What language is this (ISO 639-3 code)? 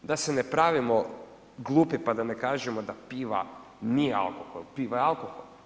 hrv